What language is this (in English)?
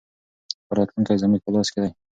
Pashto